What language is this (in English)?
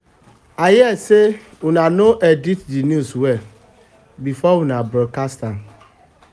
Nigerian Pidgin